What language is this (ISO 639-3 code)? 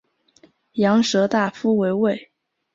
zho